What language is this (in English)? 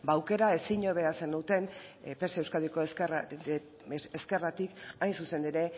Basque